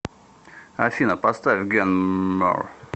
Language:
Russian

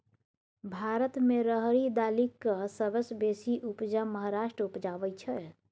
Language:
Maithili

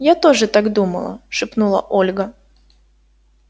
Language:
Russian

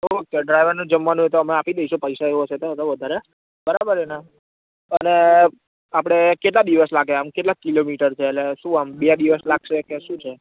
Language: Gujarati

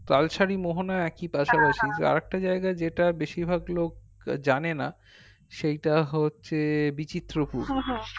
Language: Bangla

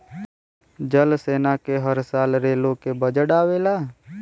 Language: Bhojpuri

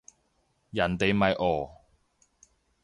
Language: Cantonese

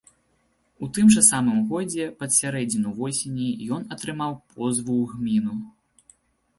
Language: Belarusian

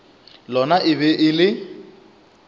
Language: Northern Sotho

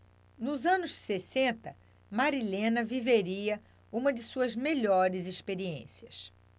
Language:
Portuguese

